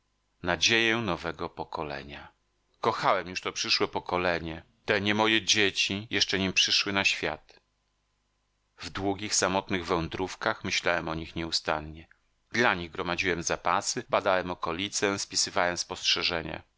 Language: Polish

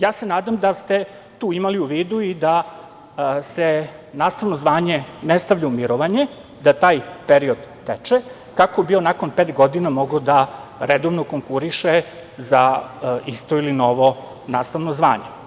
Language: Serbian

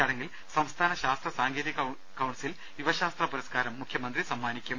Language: Malayalam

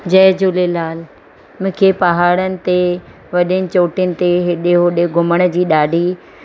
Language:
Sindhi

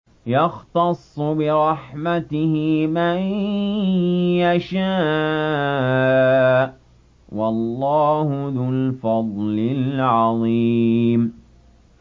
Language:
Arabic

